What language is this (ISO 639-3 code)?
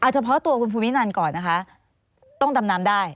tha